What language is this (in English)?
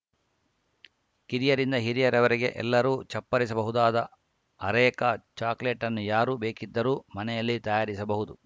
Kannada